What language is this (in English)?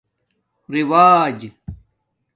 Domaaki